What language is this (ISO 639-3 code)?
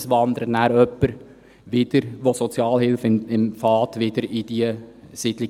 gsw